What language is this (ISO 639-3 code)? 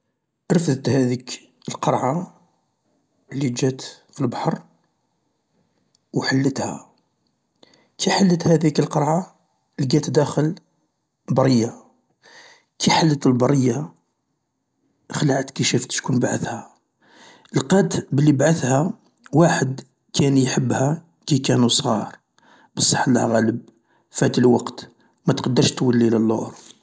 arq